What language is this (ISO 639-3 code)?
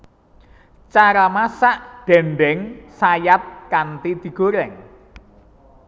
jav